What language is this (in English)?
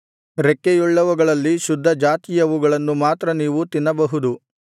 Kannada